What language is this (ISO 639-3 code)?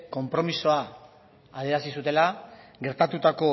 eus